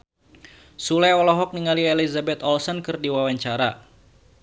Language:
Sundanese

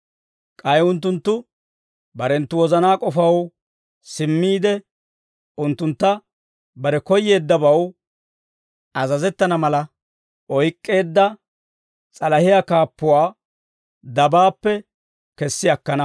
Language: Dawro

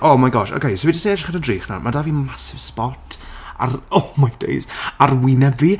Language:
Welsh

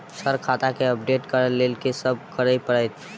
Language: Maithili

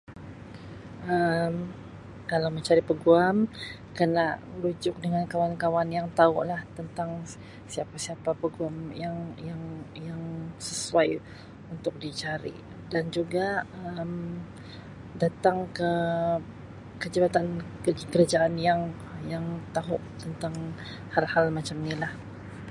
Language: Sabah Malay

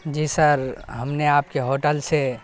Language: Urdu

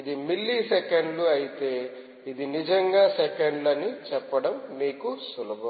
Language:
Telugu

